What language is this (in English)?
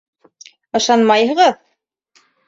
Bashkir